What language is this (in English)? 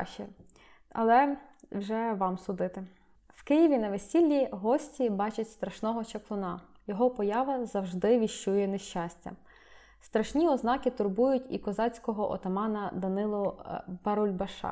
Ukrainian